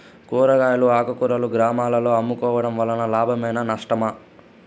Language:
Telugu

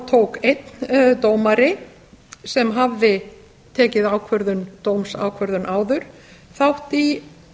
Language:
Icelandic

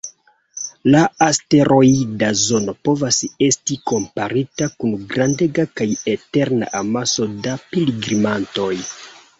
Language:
Esperanto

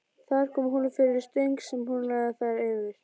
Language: Icelandic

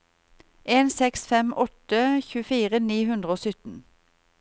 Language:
Norwegian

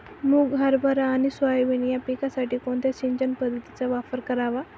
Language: Marathi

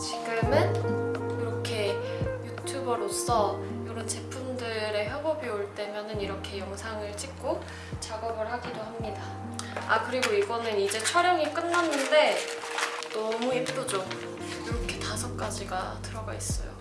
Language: Korean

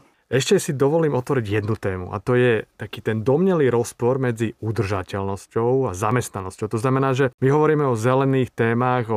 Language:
Slovak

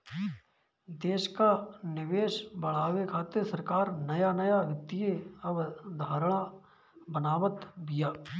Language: Bhojpuri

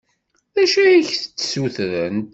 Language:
Kabyle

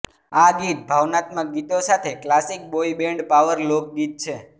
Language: Gujarati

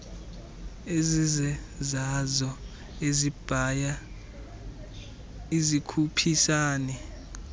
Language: Xhosa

